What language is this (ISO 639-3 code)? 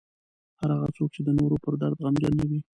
pus